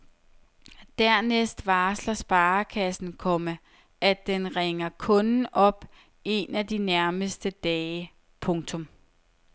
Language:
Danish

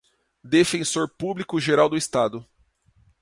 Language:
Portuguese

